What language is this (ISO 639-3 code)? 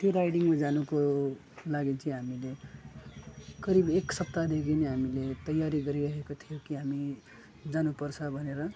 nep